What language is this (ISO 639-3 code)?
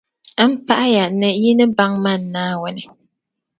dag